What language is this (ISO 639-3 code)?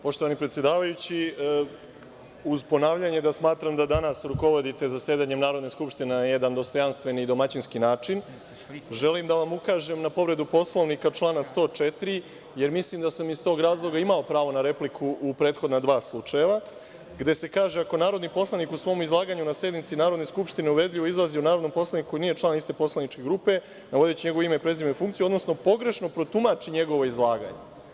srp